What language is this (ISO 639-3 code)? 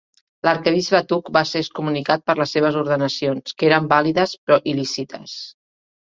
cat